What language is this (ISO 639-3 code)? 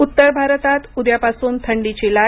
mar